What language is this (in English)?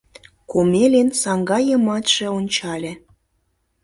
Mari